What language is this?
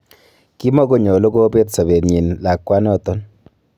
Kalenjin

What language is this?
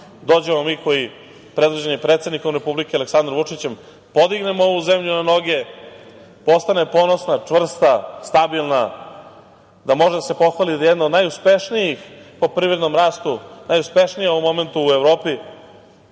Serbian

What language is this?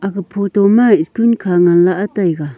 Wancho Naga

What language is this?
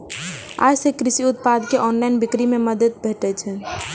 Maithili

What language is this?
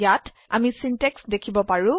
Assamese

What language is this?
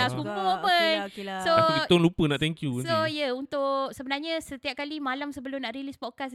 Malay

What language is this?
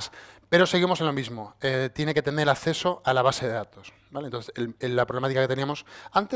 Spanish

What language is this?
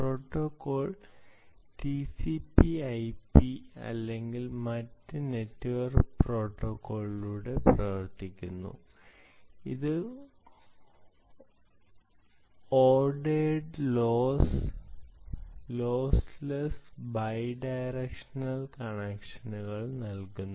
Malayalam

